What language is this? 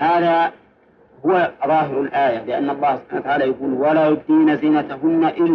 Arabic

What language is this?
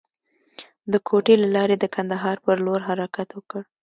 Pashto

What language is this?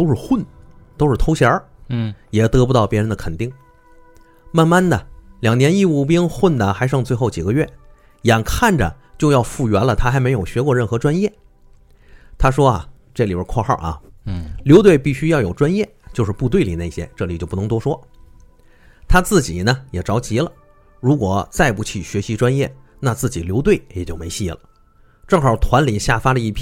Chinese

